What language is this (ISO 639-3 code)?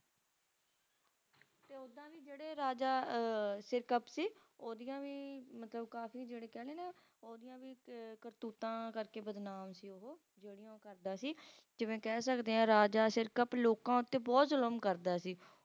pan